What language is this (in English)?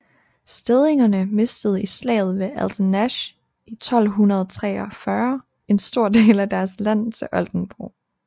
Danish